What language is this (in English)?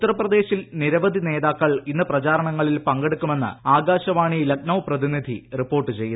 Malayalam